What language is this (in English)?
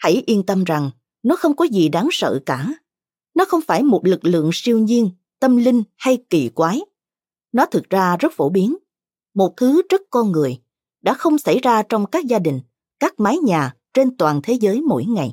Vietnamese